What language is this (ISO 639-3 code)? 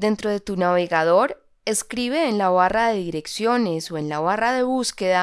spa